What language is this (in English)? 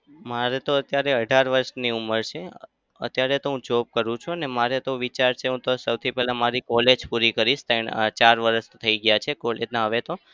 Gujarati